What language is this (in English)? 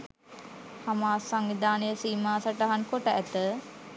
Sinhala